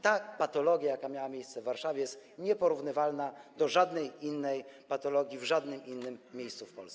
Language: Polish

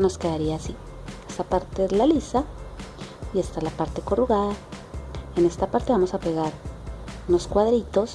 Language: Spanish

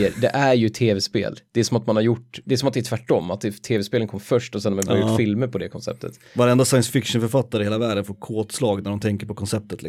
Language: Swedish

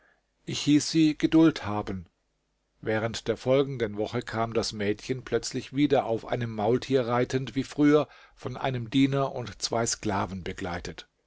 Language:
German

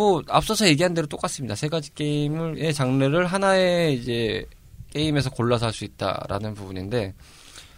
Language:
Korean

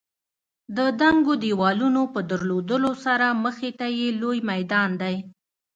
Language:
Pashto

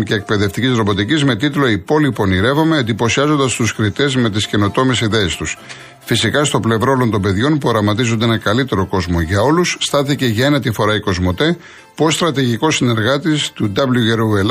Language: Greek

